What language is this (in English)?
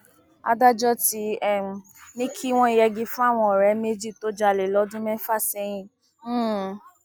Yoruba